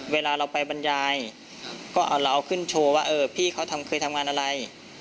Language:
Thai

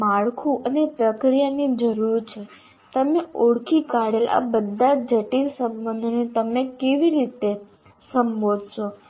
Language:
Gujarati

